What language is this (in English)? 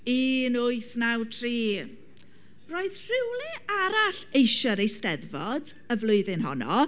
Welsh